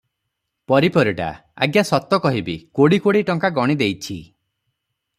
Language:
Odia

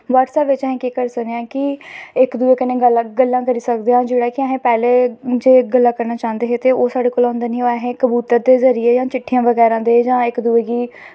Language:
Dogri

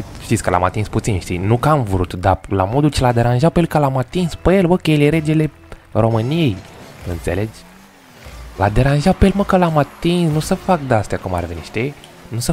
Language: Romanian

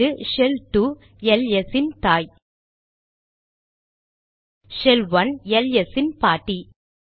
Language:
Tamil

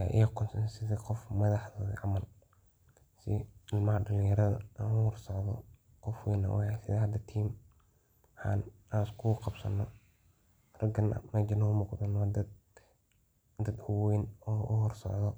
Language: Somali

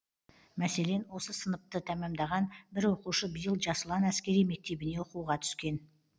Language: Kazakh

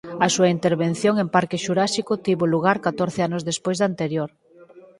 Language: Galician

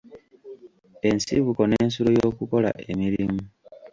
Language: Ganda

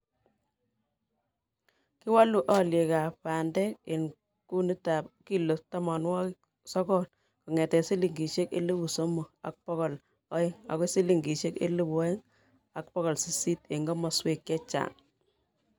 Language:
Kalenjin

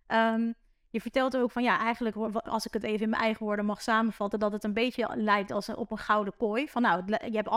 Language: Dutch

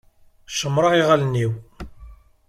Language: Kabyle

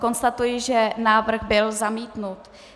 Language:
Czech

